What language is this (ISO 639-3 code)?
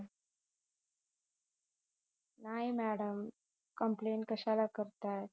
mar